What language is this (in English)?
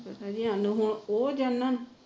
Punjabi